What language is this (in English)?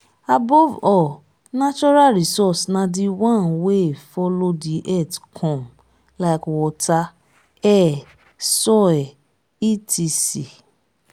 Nigerian Pidgin